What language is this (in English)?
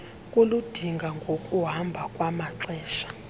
Xhosa